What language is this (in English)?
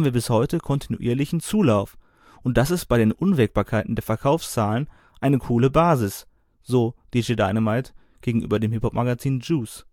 German